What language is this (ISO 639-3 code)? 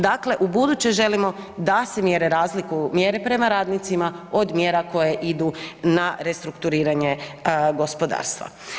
hrv